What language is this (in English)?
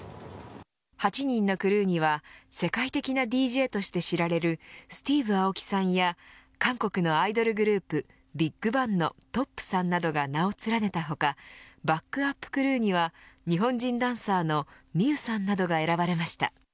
Japanese